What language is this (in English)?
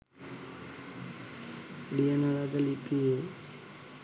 Sinhala